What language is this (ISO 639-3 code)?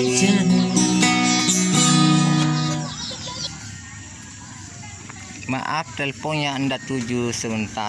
ind